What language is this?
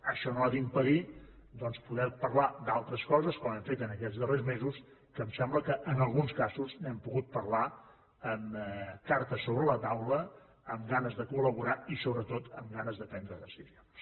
Catalan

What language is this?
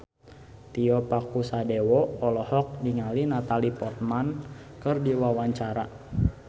Sundanese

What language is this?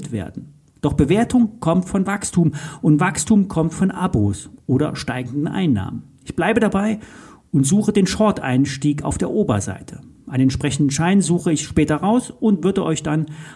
German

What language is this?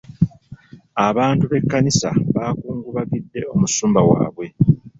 Ganda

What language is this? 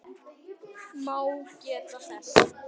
Icelandic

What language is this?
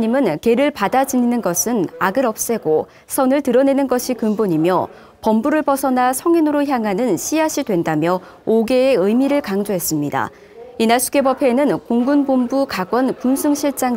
Korean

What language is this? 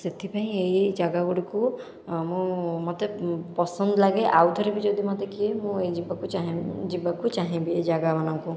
Odia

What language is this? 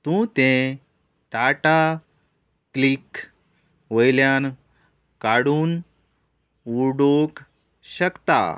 Konkani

